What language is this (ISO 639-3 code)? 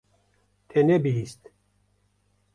kur